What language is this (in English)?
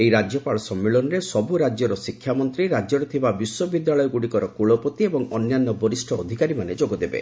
Odia